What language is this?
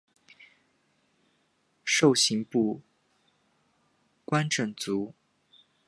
Chinese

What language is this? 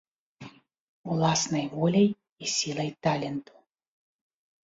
Belarusian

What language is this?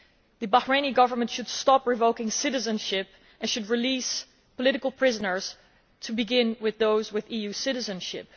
English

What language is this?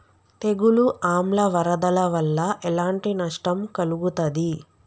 Telugu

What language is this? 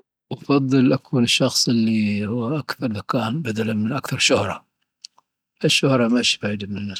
Dhofari Arabic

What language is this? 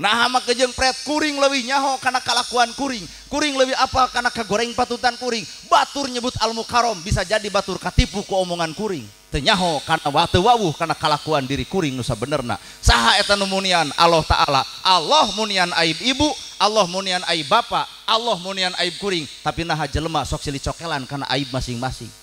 Indonesian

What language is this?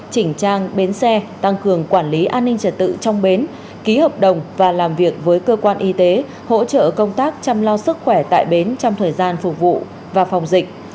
Vietnamese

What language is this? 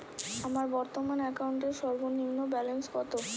Bangla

